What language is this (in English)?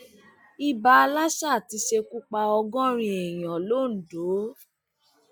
Yoruba